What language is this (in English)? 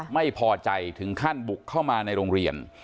Thai